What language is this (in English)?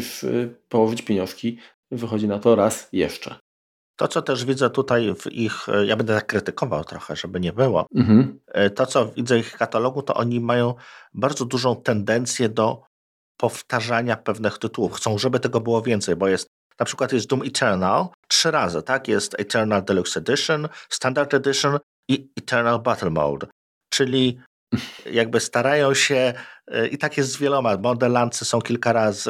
Polish